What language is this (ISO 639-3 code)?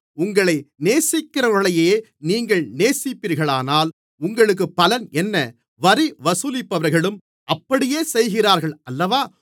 tam